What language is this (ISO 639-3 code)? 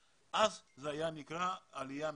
heb